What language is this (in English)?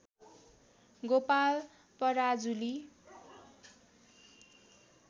Nepali